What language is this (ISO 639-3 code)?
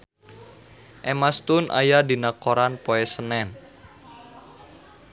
sun